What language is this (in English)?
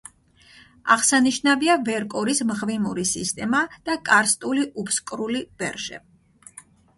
Georgian